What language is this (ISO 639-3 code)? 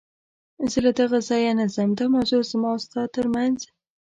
pus